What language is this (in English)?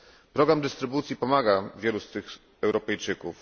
Polish